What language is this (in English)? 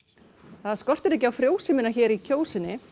Icelandic